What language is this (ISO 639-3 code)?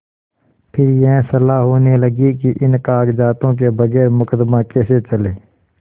hin